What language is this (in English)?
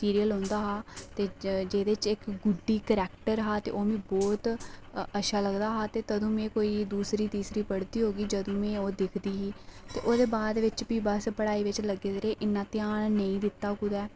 Dogri